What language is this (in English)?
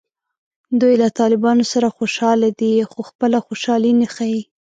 Pashto